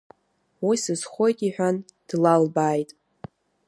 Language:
Abkhazian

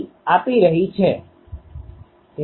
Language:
Gujarati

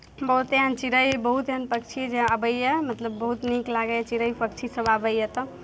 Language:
Maithili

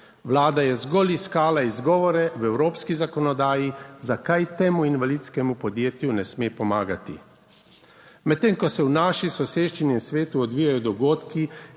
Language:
Slovenian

